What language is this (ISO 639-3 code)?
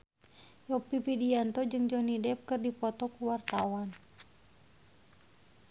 sun